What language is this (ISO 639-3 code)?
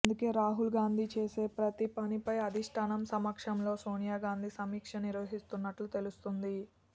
tel